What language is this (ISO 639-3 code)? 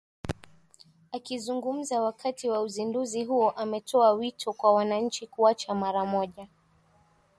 swa